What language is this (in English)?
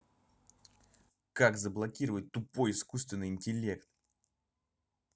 Russian